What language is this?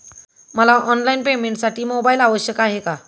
Marathi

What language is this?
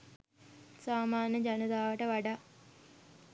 Sinhala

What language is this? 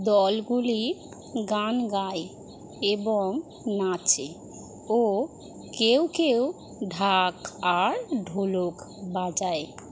Bangla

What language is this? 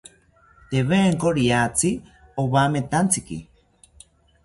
South Ucayali Ashéninka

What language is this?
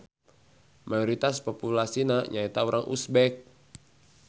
Sundanese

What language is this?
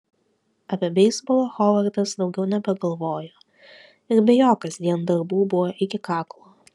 Lithuanian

